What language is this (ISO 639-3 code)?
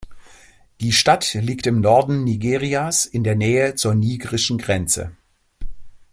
deu